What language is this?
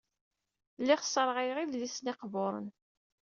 Kabyle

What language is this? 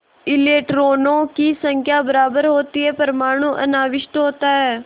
Hindi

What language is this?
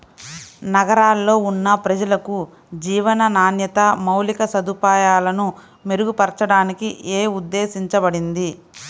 Telugu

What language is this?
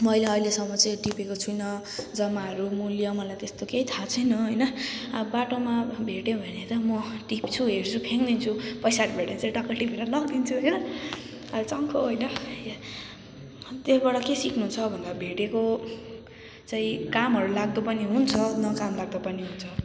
Nepali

